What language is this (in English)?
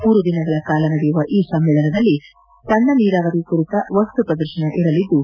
Kannada